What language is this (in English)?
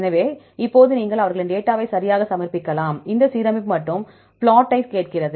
Tamil